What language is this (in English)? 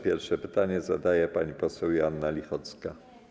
Polish